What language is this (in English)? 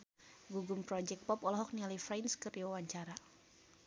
Sundanese